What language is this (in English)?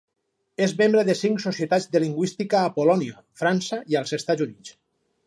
Catalan